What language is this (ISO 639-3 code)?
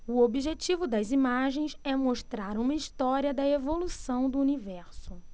por